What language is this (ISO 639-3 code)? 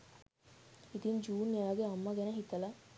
sin